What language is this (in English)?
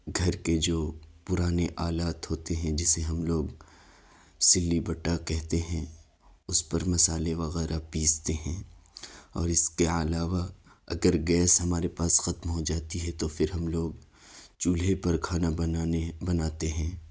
Urdu